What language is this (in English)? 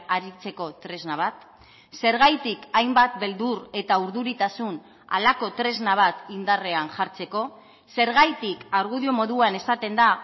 Basque